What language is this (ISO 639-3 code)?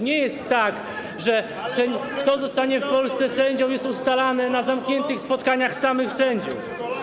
pol